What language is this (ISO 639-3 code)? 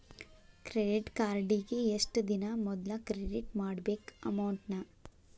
kan